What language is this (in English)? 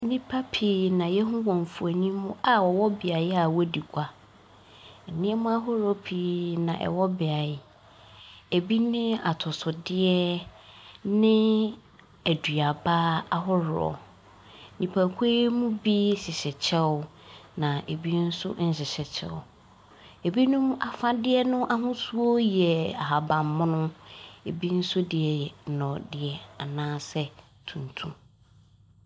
Akan